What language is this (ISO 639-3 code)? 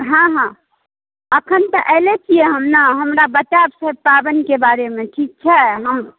mai